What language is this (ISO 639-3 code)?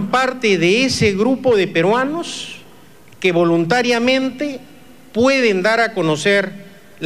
spa